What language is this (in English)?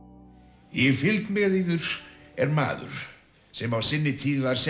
Icelandic